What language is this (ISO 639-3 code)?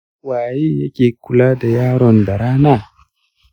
hau